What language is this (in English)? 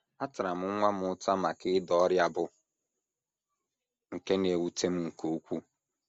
Igbo